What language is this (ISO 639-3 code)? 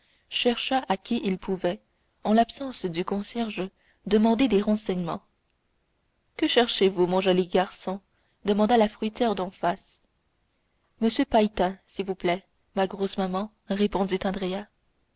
fra